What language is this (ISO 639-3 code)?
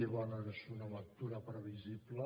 cat